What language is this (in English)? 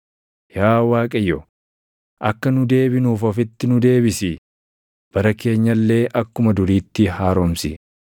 Oromo